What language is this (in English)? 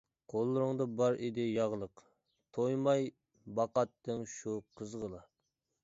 Uyghur